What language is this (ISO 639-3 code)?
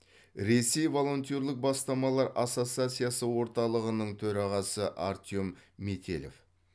kaz